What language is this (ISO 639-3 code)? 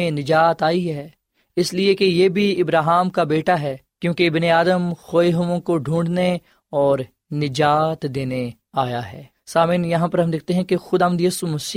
urd